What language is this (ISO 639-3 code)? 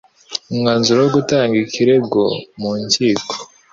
kin